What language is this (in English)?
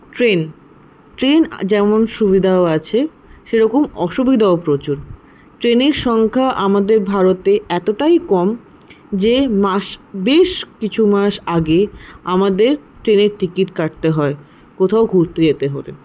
Bangla